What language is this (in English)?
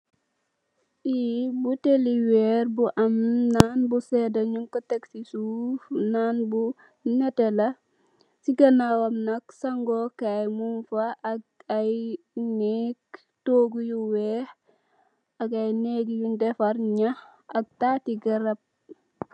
Wolof